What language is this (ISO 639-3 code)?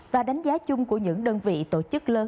vie